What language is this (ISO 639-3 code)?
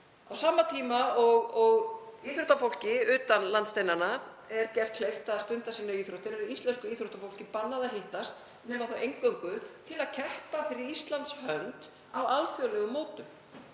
isl